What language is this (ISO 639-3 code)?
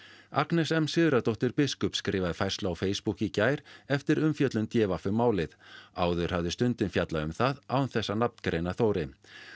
isl